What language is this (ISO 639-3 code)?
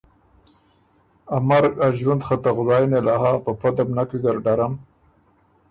oru